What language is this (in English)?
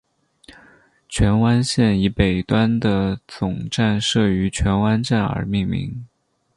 Chinese